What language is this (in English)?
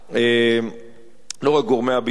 Hebrew